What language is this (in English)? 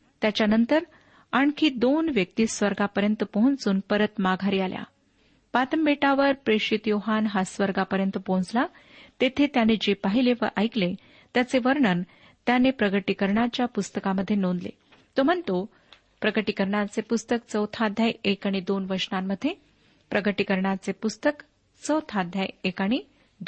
Marathi